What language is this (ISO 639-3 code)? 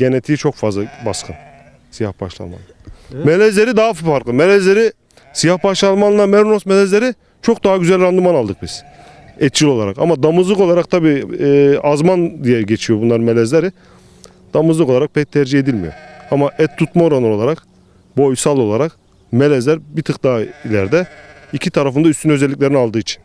tur